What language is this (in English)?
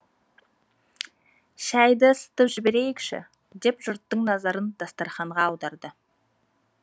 Kazakh